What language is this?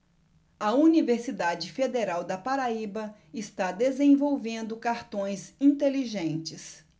Portuguese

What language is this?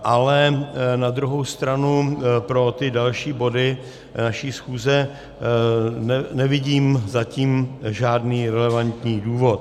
Czech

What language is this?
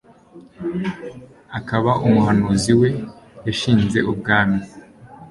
Kinyarwanda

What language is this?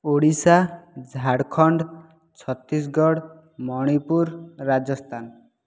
Odia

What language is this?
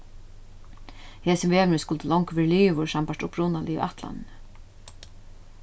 Faroese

